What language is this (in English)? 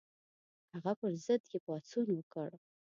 Pashto